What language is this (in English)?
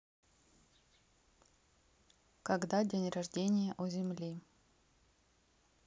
Russian